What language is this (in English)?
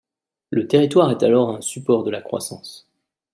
French